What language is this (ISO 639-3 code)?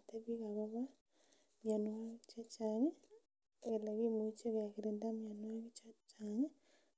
kln